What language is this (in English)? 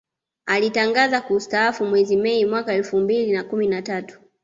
Swahili